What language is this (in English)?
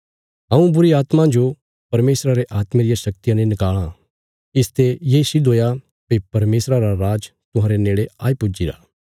Bilaspuri